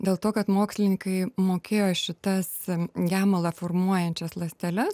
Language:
Lithuanian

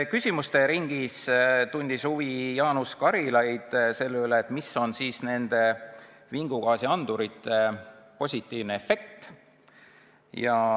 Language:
Estonian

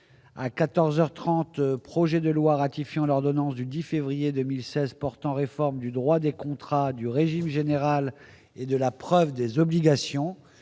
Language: French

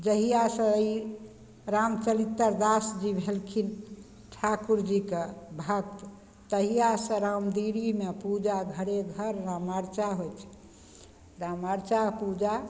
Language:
Maithili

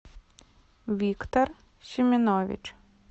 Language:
Russian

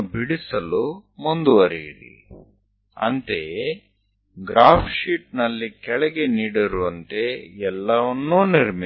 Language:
Gujarati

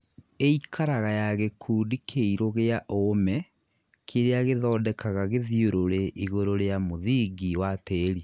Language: Kikuyu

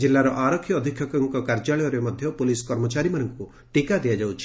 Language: Odia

